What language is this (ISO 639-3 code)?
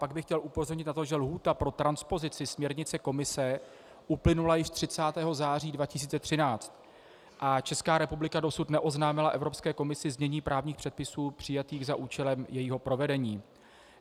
ces